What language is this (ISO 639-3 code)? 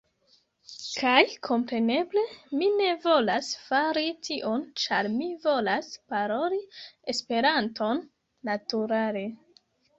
epo